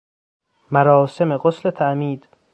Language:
Persian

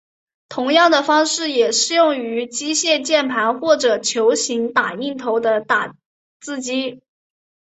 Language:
Chinese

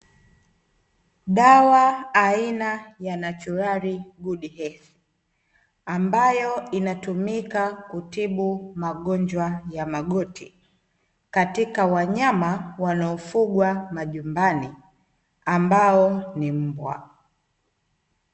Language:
Swahili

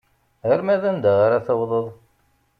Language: Kabyle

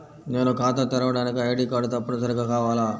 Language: Telugu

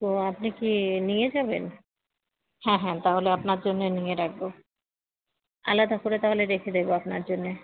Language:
Bangla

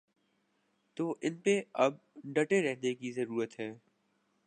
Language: Urdu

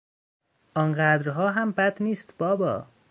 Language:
Persian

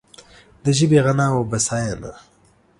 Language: Pashto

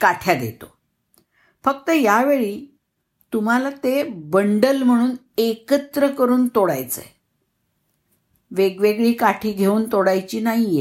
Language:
Marathi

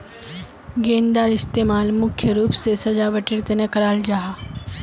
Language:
Magahi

